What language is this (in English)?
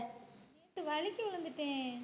Tamil